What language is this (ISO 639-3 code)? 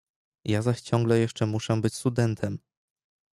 pol